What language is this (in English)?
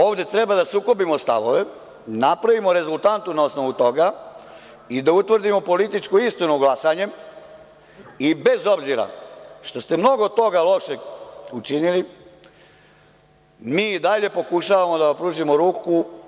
Serbian